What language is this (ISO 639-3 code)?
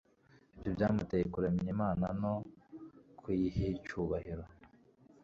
kin